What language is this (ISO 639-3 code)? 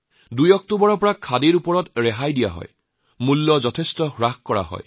asm